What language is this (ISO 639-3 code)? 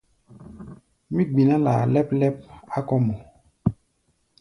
gba